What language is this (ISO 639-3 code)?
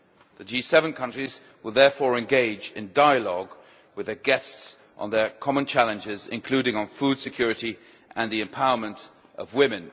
eng